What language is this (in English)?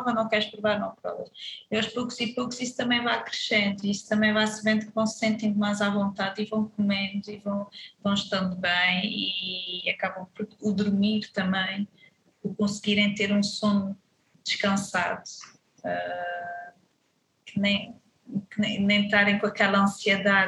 Portuguese